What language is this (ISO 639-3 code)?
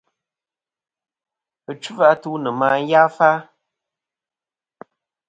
bkm